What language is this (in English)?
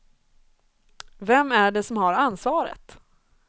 Swedish